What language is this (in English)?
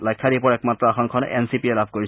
Assamese